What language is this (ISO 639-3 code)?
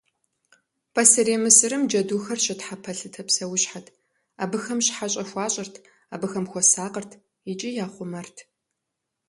kbd